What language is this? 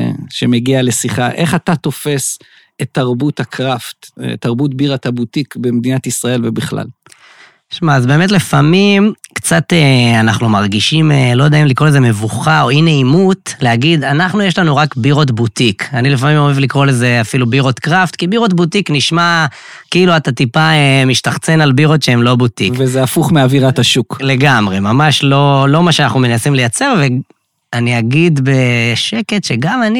Hebrew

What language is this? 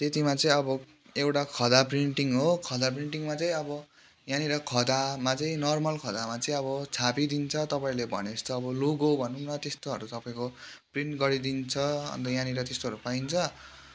Nepali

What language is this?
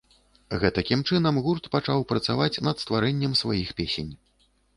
Belarusian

